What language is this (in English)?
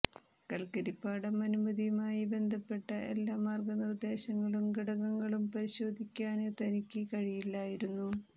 Malayalam